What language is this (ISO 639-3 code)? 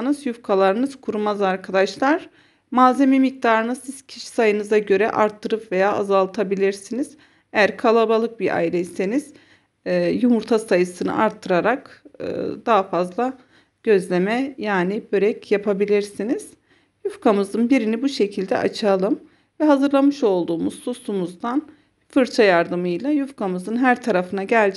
tur